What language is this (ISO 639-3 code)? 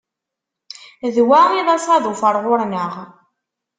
kab